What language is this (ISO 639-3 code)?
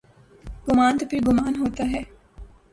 urd